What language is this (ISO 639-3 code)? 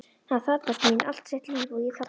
isl